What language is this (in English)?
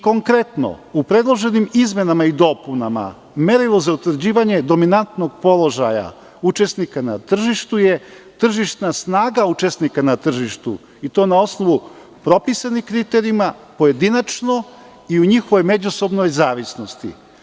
Serbian